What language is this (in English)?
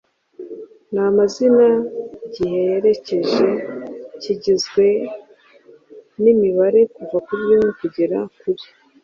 Kinyarwanda